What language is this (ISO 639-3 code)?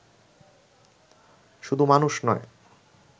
ben